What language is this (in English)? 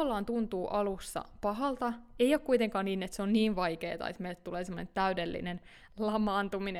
Finnish